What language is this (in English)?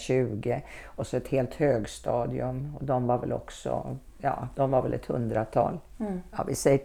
Swedish